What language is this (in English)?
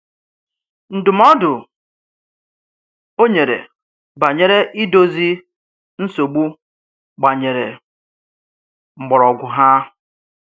Igbo